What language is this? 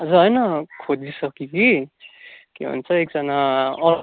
Nepali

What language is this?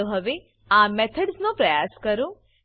Gujarati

